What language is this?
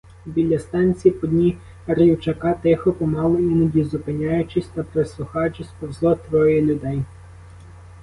Ukrainian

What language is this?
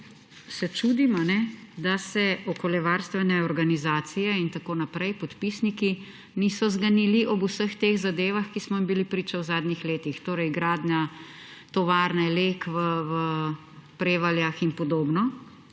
Slovenian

